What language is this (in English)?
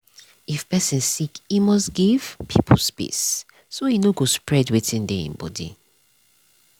Nigerian Pidgin